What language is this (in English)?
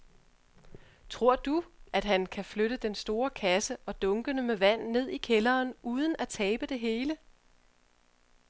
Danish